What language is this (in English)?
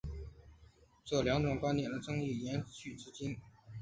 Chinese